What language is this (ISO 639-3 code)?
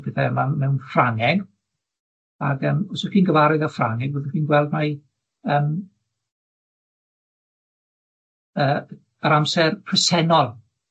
cym